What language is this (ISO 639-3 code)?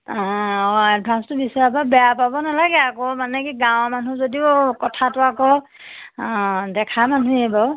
asm